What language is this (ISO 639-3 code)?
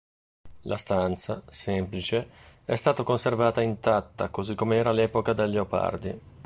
ita